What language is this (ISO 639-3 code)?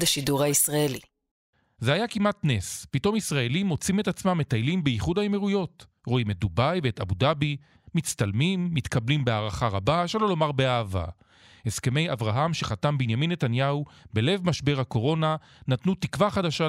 heb